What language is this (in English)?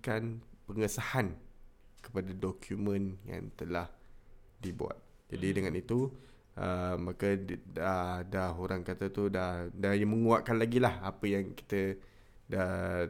Malay